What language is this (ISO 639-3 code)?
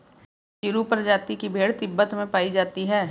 hin